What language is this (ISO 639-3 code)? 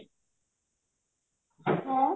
ori